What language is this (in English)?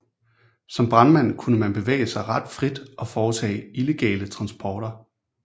Danish